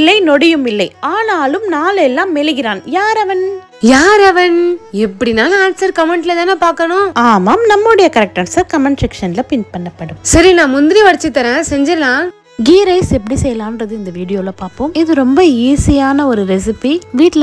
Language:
Arabic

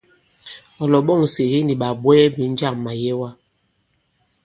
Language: Bankon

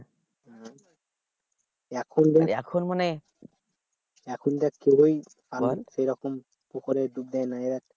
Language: Bangla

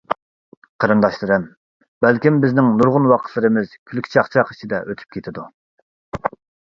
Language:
Uyghur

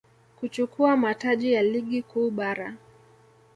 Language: Swahili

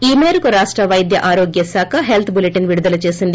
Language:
Telugu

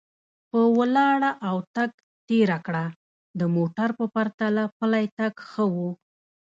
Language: Pashto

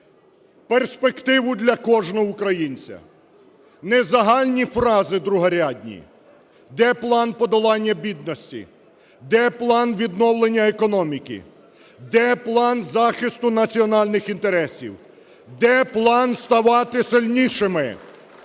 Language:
Ukrainian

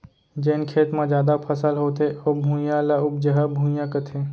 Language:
Chhattisgarhi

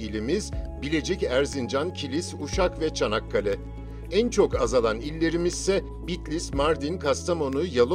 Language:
Turkish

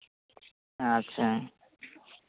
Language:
Santali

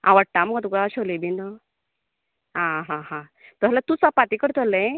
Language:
Konkani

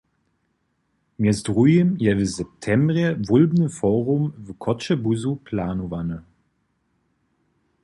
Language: Upper Sorbian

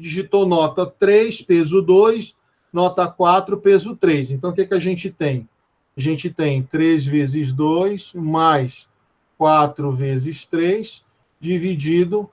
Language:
Portuguese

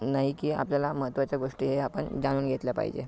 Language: Marathi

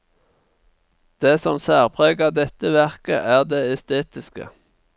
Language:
Norwegian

